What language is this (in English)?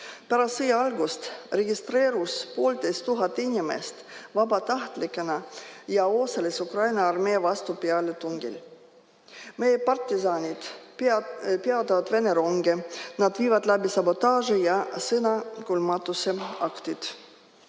Estonian